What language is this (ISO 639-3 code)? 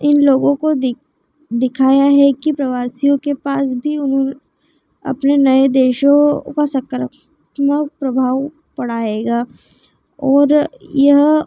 hin